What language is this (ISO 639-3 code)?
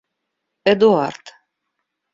rus